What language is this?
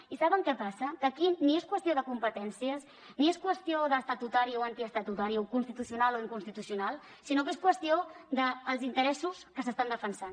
Catalan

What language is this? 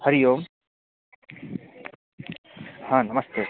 Sanskrit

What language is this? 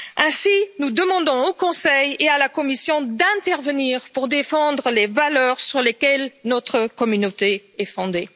French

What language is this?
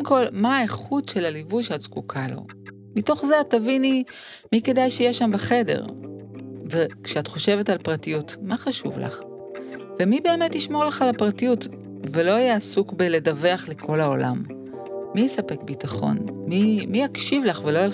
Hebrew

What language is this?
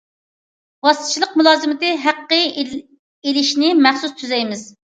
Uyghur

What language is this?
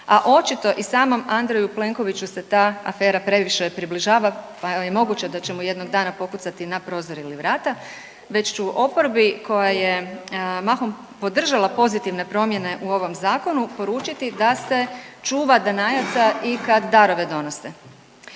Croatian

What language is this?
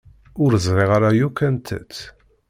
Kabyle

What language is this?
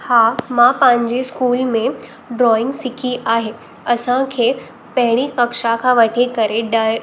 Sindhi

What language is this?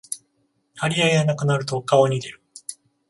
Japanese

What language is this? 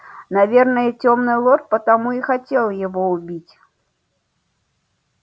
Russian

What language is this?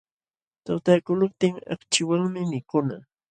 Jauja Wanca Quechua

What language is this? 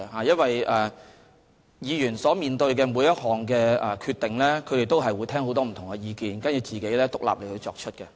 Cantonese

